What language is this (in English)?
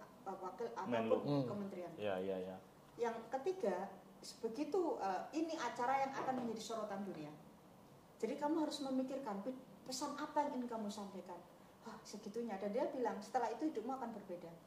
Indonesian